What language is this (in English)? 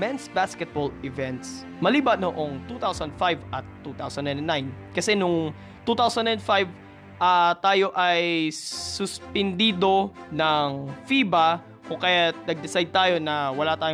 Filipino